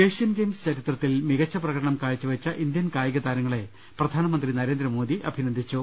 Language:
Malayalam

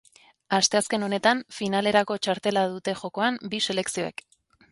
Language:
Basque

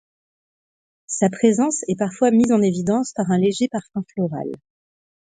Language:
French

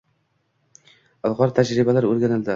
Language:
Uzbek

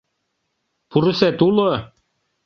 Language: Mari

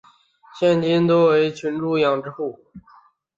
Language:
Chinese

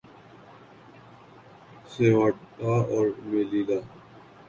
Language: Urdu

